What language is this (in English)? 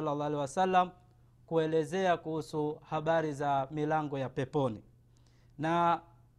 Swahili